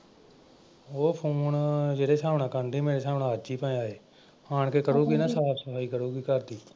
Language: Punjabi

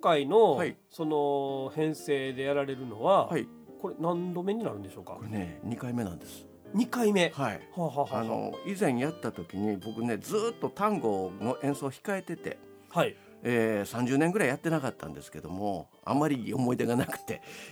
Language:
Japanese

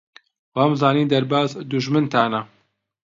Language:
Central Kurdish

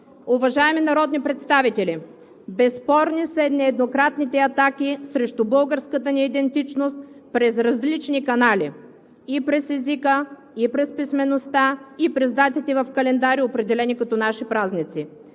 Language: Bulgarian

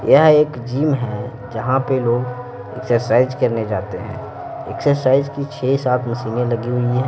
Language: Hindi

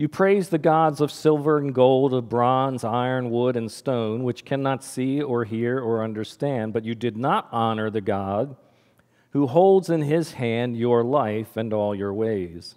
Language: English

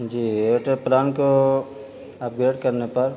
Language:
Urdu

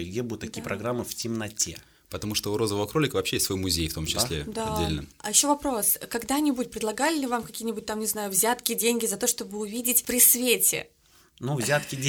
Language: Russian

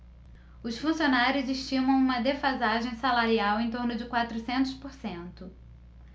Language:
Portuguese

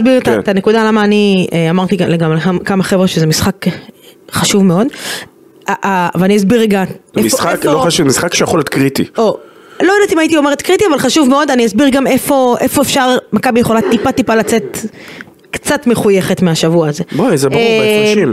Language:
Hebrew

